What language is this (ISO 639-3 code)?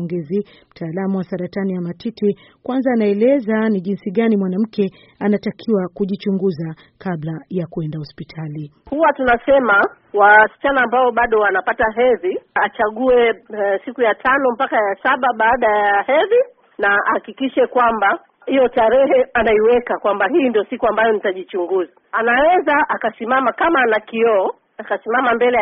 swa